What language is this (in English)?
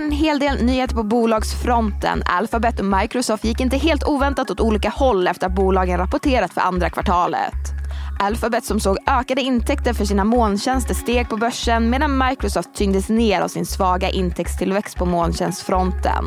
Swedish